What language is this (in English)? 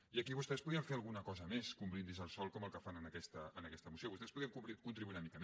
Catalan